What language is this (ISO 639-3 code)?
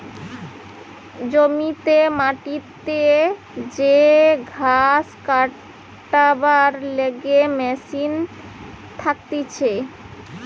ben